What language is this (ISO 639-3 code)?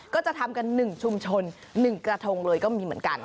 tha